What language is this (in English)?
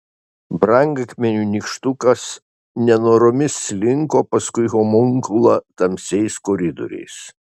Lithuanian